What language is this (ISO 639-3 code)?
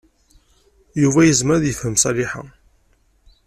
kab